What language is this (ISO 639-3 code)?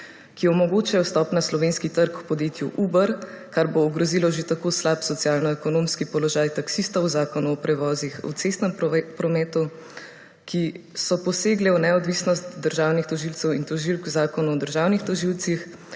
slv